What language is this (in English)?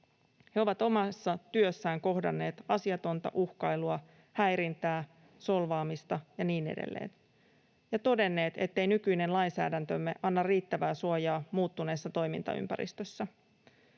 Finnish